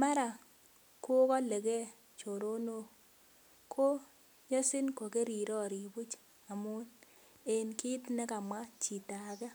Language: Kalenjin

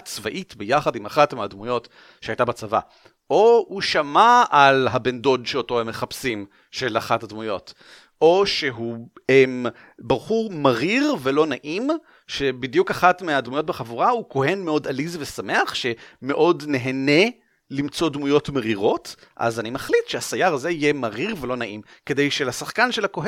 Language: Hebrew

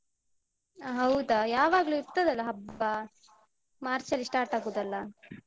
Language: Kannada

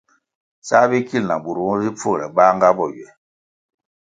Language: Kwasio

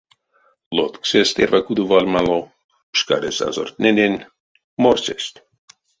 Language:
Erzya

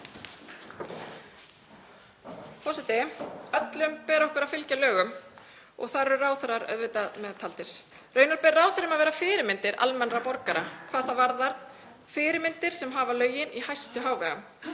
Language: Icelandic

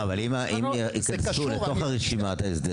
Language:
Hebrew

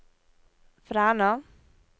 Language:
Norwegian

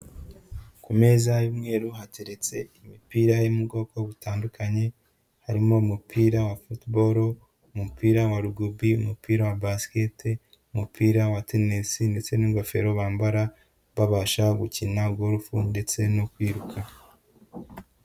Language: Kinyarwanda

